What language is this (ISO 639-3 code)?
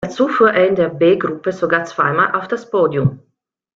deu